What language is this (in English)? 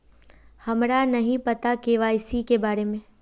Magahi